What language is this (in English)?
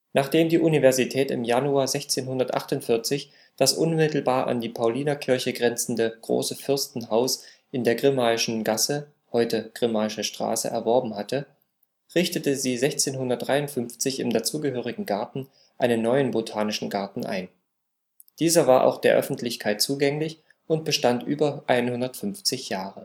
German